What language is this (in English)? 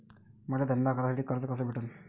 Marathi